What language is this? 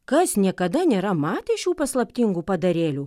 Lithuanian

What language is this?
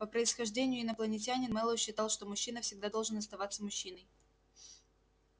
Russian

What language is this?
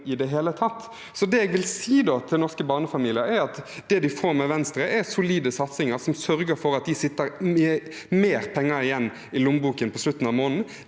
Norwegian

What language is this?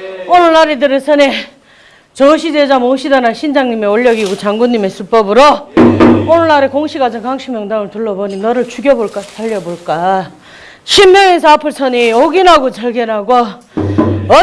Korean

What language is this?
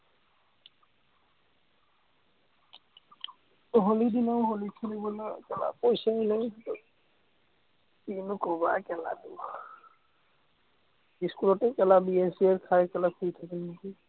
Assamese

